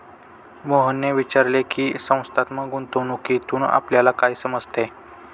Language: Marathi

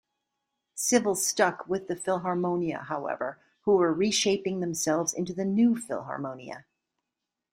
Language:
English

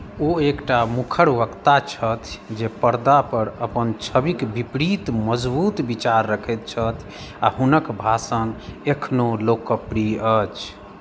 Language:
Maithili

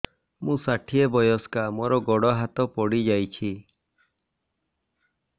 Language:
Odia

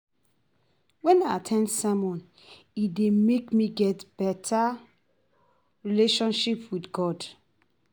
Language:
Nigerian Pidgin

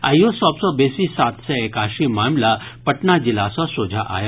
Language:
Maithili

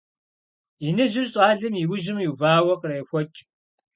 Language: Kabardian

